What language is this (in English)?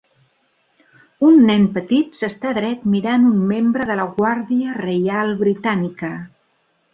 Catalan